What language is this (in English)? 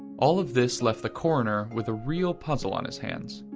English